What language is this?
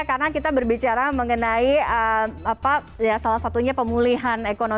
Indonesian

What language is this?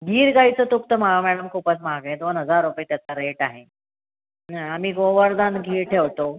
Marathi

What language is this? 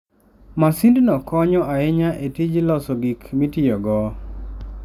Luo (Kenya and Tanzania)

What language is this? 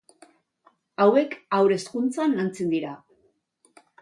Basque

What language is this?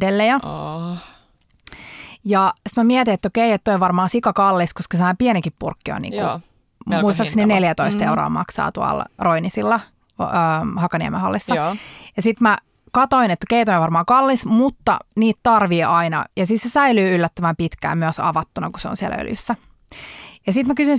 Finnish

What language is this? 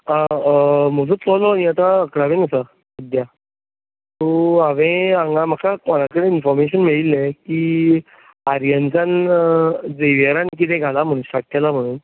Konkani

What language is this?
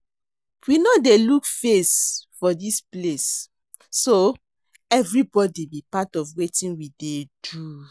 Nigerian Pidgin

